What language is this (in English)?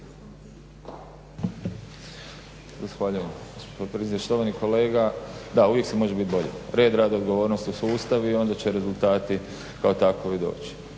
Croatian